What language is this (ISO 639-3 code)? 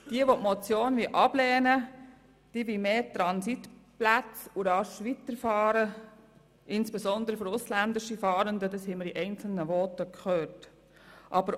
gsw